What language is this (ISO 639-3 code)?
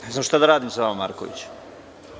srp